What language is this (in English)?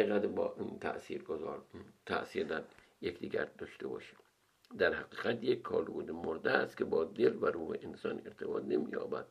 Persian